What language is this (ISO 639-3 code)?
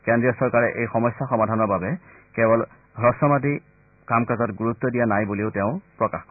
asm